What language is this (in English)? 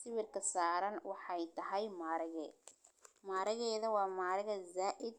Somali